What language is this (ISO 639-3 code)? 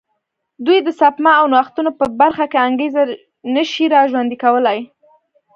pus